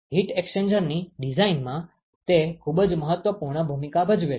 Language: Gujarati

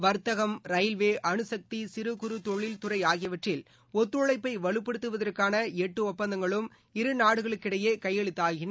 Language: Tamil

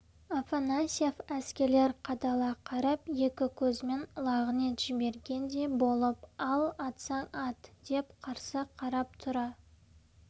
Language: Kazakh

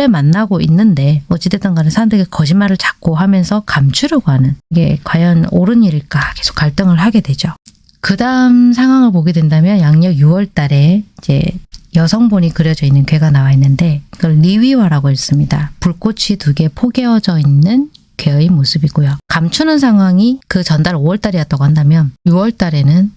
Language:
Korean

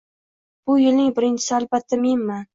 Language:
Uzbek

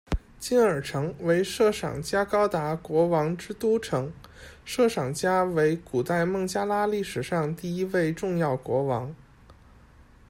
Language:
Chinese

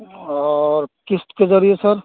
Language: Urdu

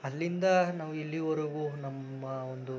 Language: Kannada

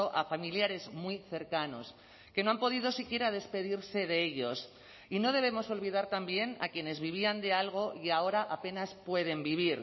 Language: Spanish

